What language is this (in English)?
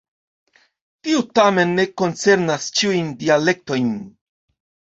Esperanto